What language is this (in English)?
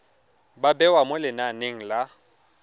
Tswana